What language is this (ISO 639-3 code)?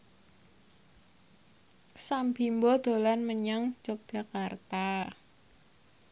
jav